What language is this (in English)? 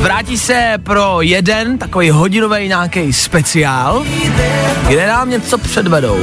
Czech